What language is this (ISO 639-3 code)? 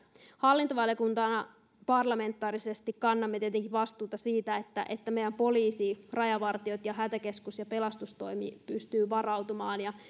fin